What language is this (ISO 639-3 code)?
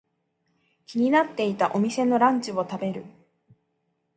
jpn